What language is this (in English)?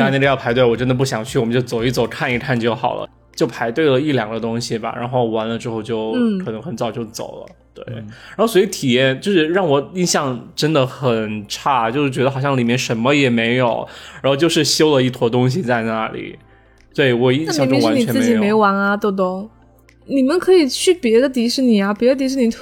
Chinese